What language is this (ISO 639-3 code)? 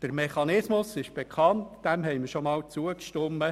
gsw